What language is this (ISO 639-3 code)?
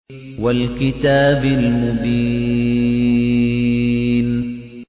ara